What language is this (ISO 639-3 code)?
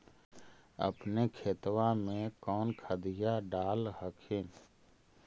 mag